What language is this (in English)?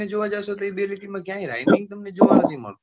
Gujarati